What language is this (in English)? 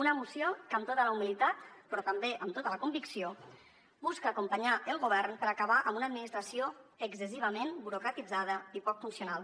Catalan